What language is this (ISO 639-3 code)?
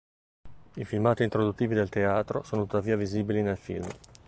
ita